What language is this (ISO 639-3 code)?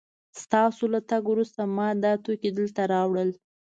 pus